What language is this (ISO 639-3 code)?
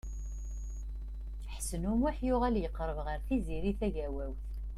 kab